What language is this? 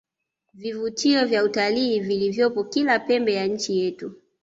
Swahili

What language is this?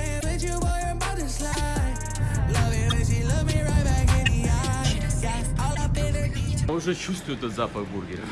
Russian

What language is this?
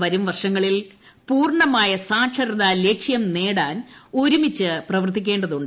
Malayalam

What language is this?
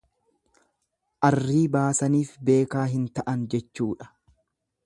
Oromo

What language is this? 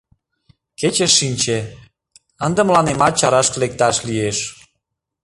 Mari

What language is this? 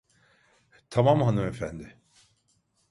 Turkish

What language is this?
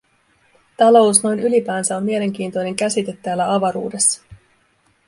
Finnish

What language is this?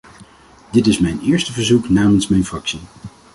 Dutch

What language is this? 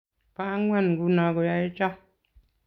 Kalenjin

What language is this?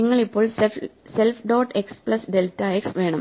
Malayalam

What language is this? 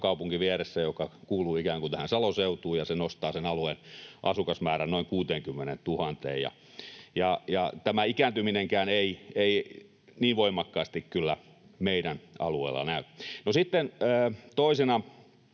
Finnish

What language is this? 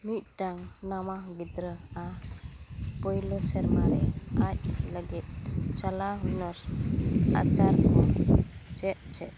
Santali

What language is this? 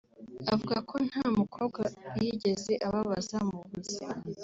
Kinyarwanda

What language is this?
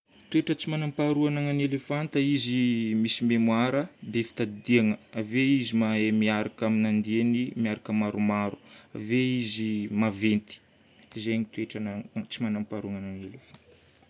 Northern Betsimisaraka Malagasy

